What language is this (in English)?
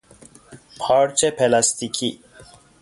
Persian